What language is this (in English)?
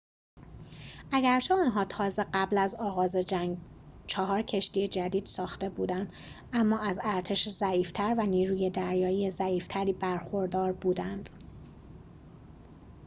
Persian